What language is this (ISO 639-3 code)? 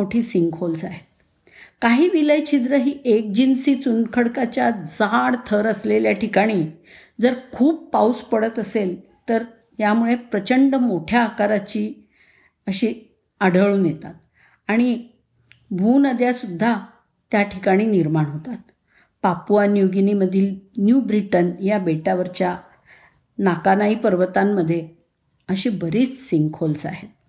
mar